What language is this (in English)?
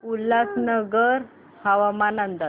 Marathi